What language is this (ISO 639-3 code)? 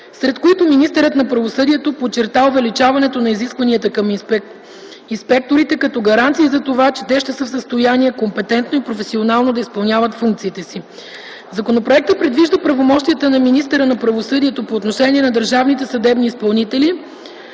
bul